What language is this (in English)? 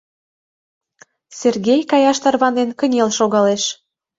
Mari